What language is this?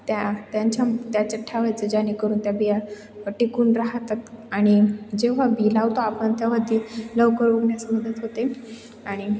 Marathi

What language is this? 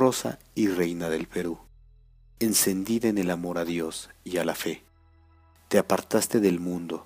Spanish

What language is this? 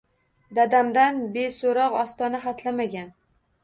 Uzbek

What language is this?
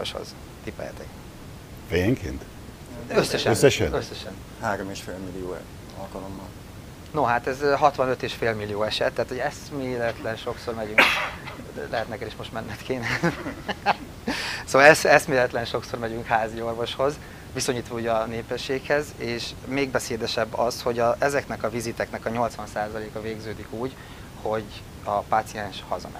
Hungarian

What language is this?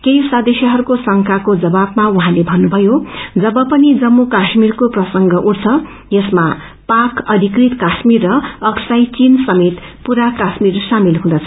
Nepali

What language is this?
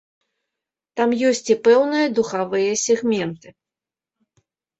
Belarusian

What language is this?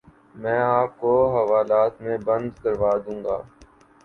Urdu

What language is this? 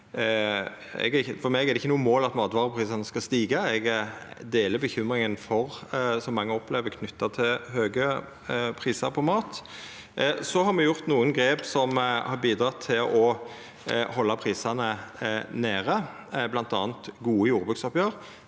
Norwegian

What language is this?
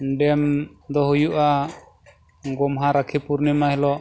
Santali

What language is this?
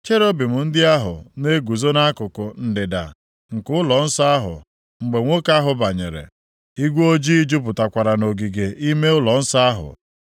Igbo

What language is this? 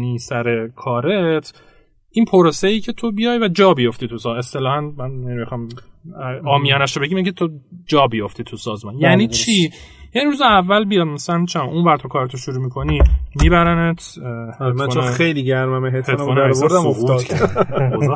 Persian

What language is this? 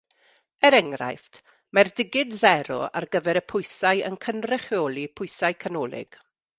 Welsh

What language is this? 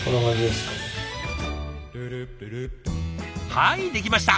Japanese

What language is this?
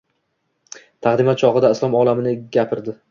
Uzbek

